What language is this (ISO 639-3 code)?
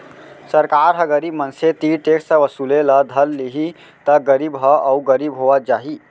hne